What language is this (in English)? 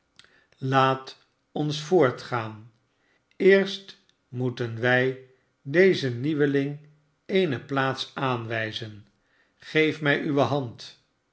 Dutch